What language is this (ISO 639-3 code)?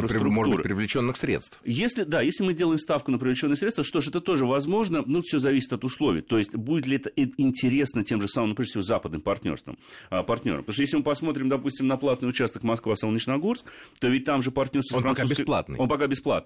rus